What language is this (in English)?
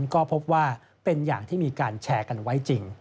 Thai